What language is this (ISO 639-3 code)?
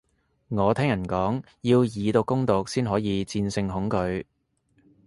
yue